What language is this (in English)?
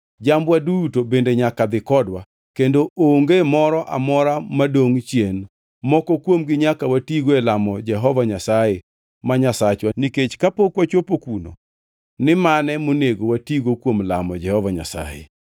Luo (Kenya and Tanzania)